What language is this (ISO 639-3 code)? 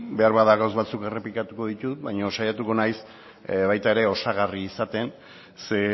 eus